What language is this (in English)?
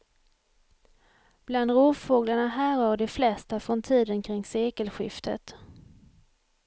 Swedish